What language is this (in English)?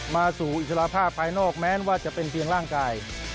Thai